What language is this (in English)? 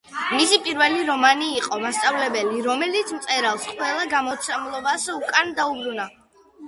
Georgian